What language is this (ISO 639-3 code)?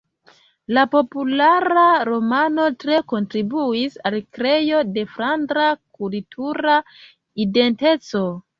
epo